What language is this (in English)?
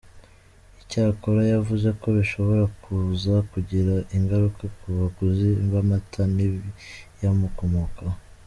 Kinyarwanda